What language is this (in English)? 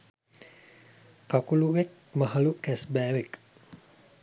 Sinhala